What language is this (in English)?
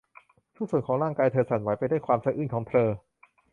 Thai